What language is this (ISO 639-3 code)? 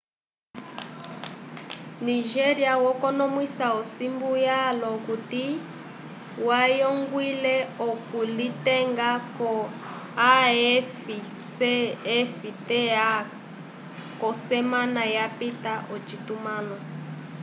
umb